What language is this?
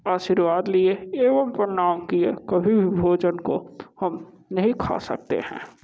Hindi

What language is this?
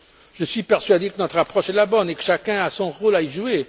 French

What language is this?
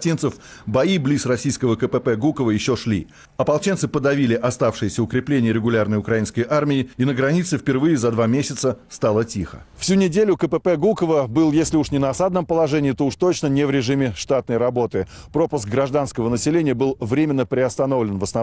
Russian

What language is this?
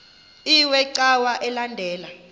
Xhosa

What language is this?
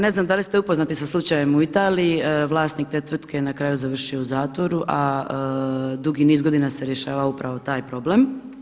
Croatian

